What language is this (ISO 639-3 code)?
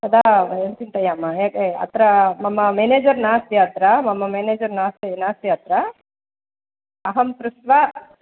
san